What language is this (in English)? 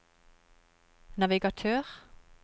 Norwegian